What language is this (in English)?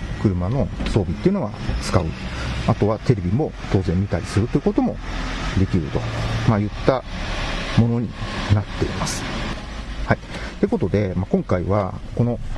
Japanese